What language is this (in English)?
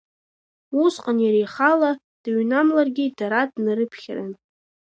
Abkhazian